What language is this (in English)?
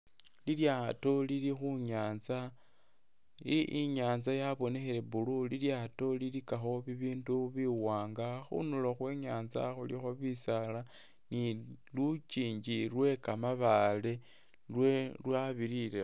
Masaaba